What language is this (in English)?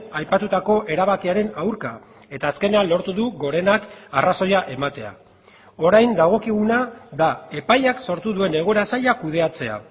Basque